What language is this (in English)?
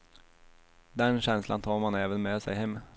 Swedish